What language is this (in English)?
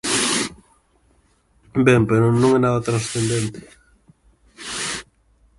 Galician